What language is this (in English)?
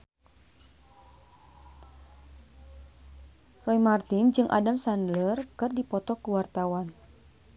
Sundanese